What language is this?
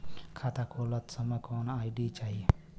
Bhojpuri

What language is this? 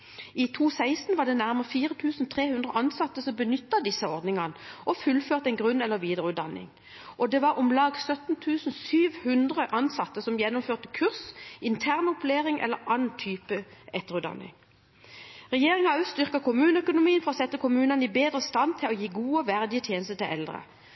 Norwegian Bokmål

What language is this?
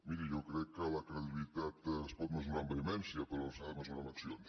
Catalan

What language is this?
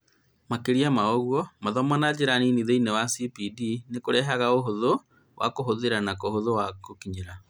Kikuyu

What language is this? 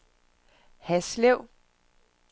Danish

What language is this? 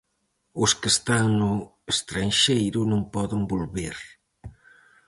Galician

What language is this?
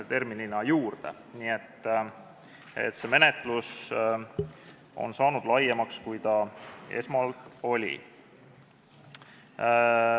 Estonian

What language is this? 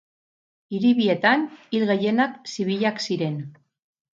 Basque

